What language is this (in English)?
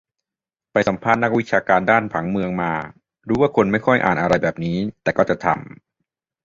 Thai